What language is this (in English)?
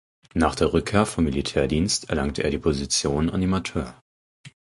German